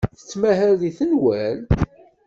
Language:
Kabyle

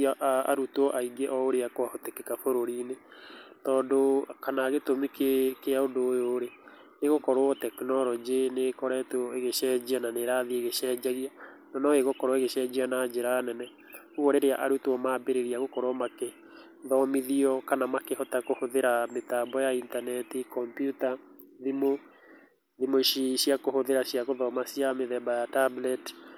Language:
Kikuyu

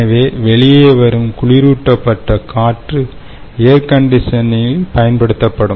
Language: Tamil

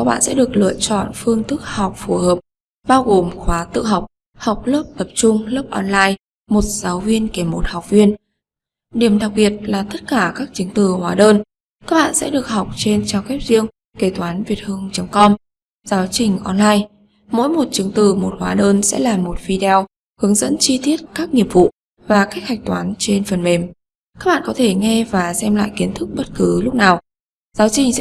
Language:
Vietnamese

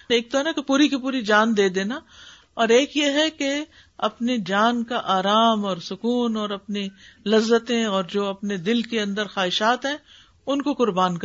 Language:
Urdu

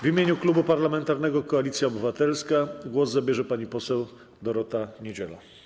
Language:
Polish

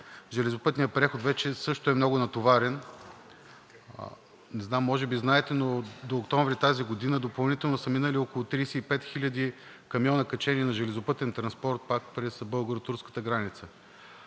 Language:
Bulgarian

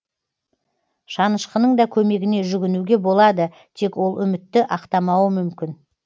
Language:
Kazakh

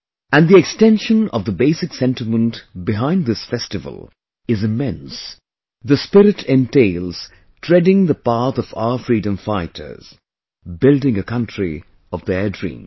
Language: English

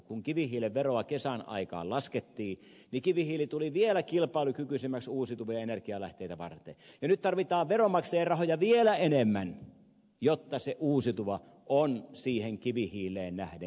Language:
Finnish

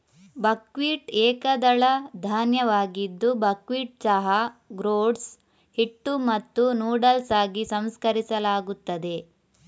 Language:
Kannada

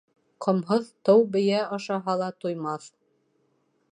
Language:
Bashkir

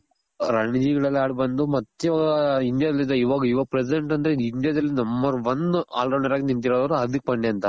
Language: Kannada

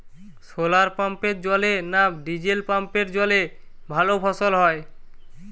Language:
Bangla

